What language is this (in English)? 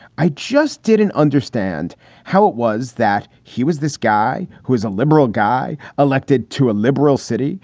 English